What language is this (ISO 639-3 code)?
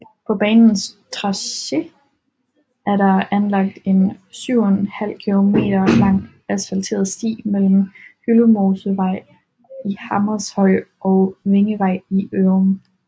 dan